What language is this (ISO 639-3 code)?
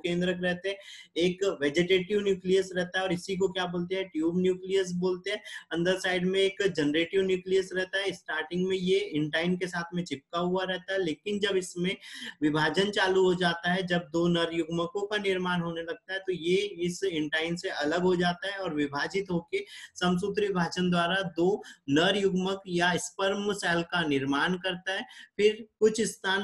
hin